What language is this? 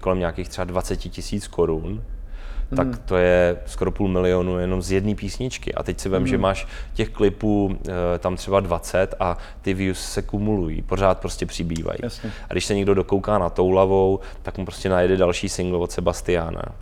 Czech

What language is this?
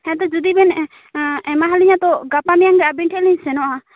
Santali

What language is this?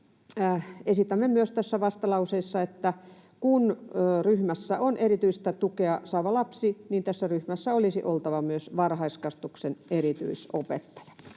Finnish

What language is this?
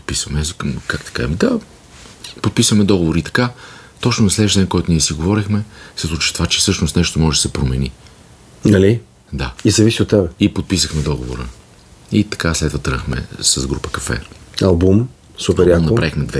Bulgarian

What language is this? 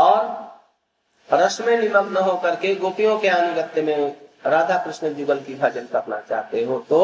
Hindi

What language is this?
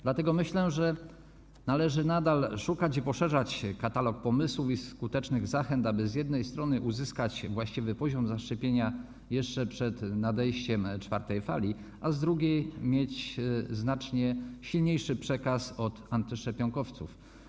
Polish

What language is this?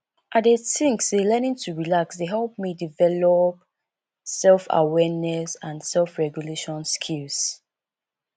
Nigerian Pidgin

